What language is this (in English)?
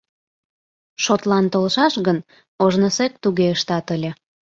Mari